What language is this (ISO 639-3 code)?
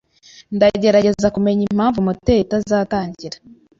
kin